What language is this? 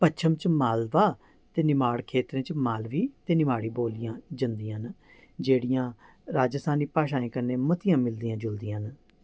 Dogri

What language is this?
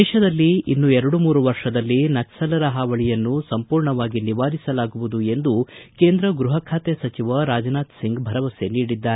Kannada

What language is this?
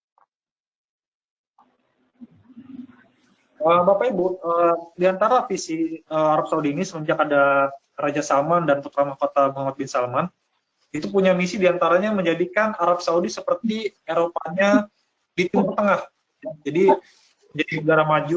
Indonesian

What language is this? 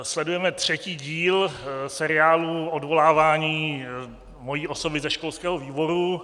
Czech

